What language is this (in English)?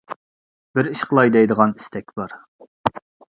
Uyghur